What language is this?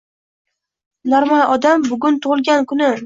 Uzbek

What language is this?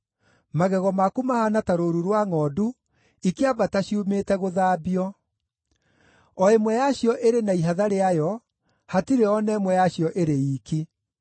Kikuyu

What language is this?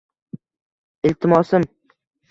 Uzbek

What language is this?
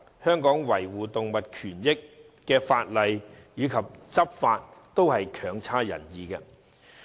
Cantonese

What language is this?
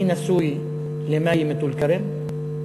Hebrew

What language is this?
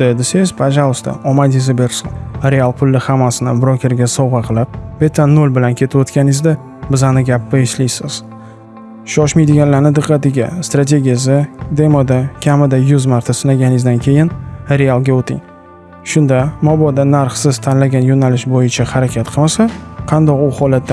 Uzbek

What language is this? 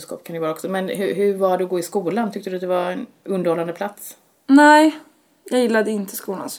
Swedish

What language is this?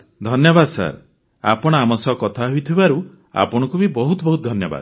Odia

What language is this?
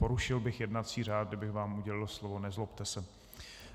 Czech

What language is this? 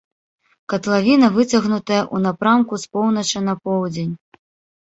Belarusian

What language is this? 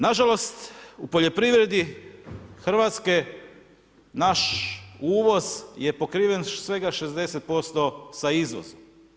Croatian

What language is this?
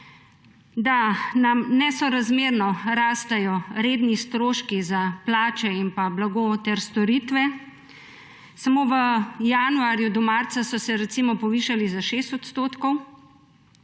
Slovenian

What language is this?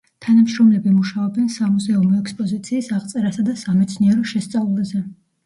Georgian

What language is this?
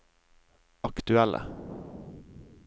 Norwegian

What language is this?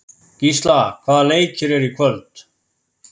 Icelandic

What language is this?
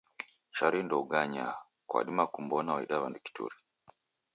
Taita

